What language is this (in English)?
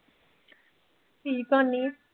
Punjabi